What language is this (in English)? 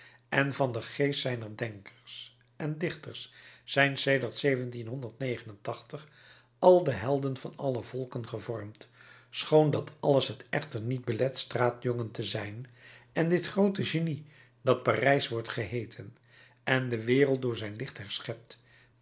Dutch